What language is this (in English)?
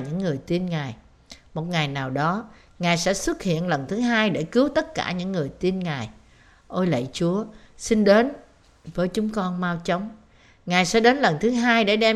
Vietnamese